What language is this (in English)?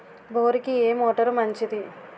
Telugu